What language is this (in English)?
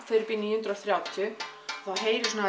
Icelandic